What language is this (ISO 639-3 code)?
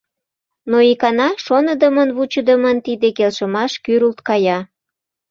chm